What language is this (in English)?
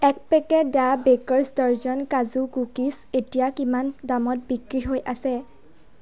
Assamese